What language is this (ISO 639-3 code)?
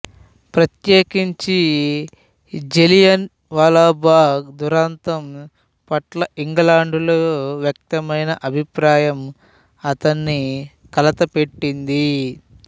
tel